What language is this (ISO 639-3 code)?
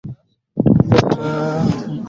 swa